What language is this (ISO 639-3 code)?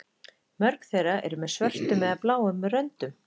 isl